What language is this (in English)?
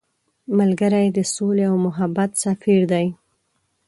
Pashto